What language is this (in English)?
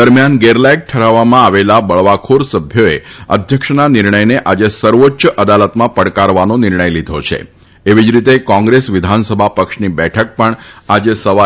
Gujarati